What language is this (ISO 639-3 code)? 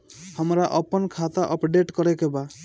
bho